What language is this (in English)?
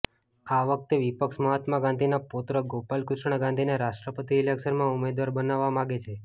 Gujarati